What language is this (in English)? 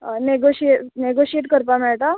Konkani